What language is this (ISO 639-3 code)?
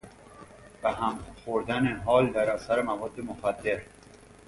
fas